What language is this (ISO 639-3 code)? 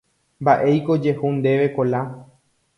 grn